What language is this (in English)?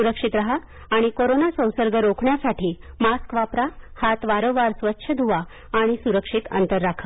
Marathi